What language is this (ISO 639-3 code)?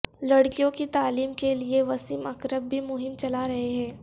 urd